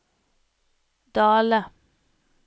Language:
Norwegian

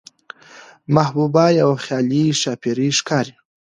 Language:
Pashto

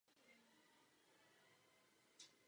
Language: Czech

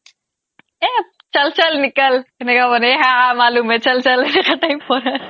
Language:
Assamese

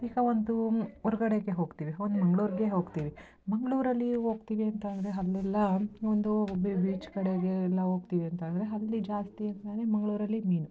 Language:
Kannada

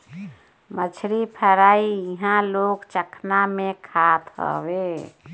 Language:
Bhojpuri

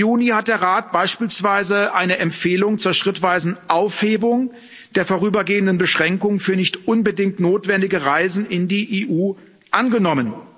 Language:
German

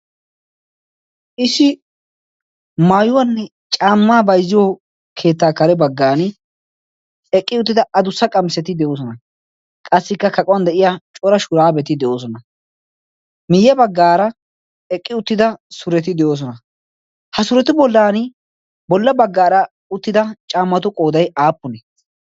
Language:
Wolaytta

